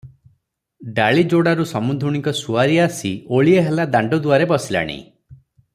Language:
Odia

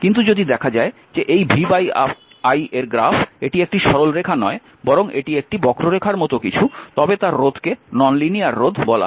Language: Bangla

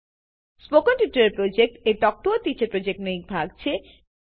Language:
Gujarati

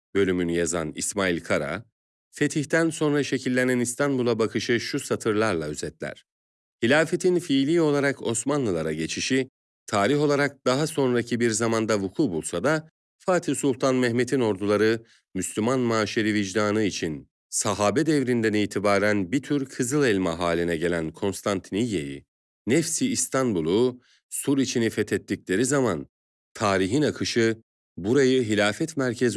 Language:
Turkish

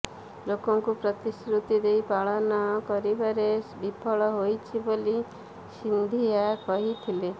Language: Odia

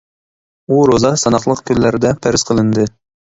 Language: Uyghur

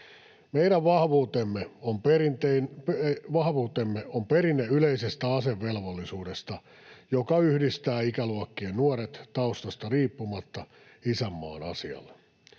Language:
Finnish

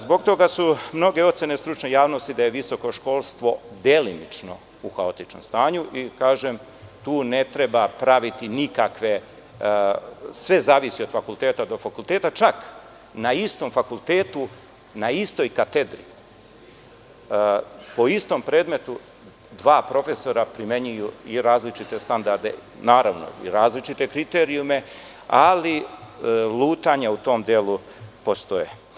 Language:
Serbian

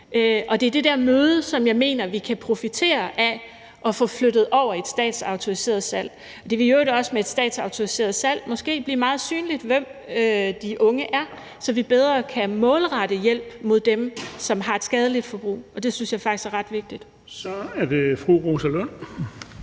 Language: Danish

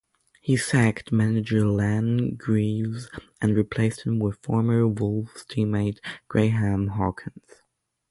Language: English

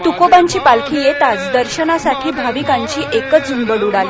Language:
Marathi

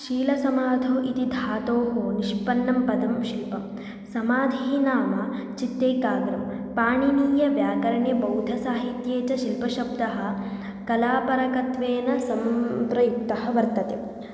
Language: Sanskrit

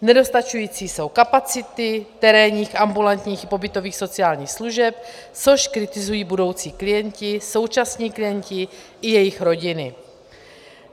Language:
Czech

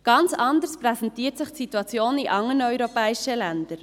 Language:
Swiss German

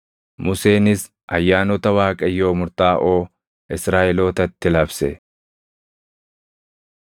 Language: Oromo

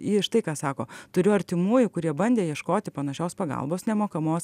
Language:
Lithuanian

